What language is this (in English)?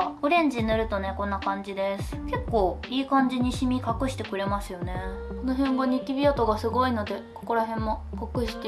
Japanese